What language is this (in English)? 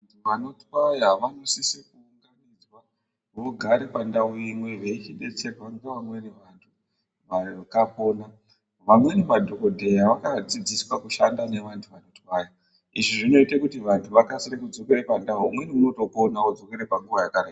Ndau